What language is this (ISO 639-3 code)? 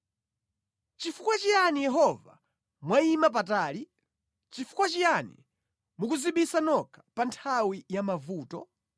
nya